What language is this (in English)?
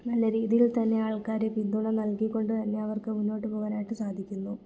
Malayalam